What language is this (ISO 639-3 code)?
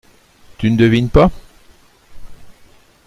fra